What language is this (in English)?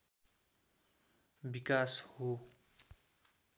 Nepali